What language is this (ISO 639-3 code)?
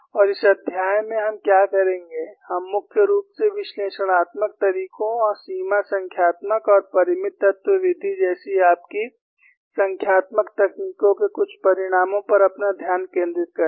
hin